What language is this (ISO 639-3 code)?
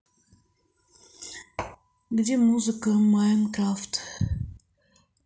rus